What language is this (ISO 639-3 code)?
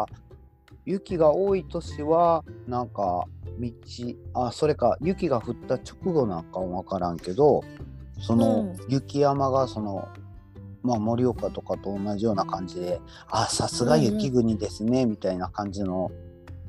jpn